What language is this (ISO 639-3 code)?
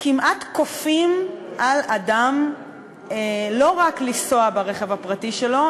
heb